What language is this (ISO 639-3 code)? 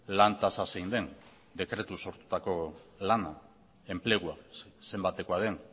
eus